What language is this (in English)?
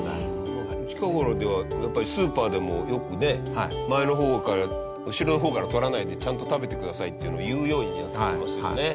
Japanese